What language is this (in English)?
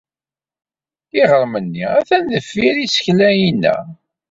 Kabyle